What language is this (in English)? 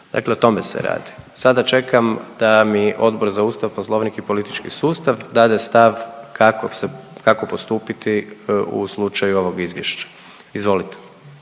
Croatian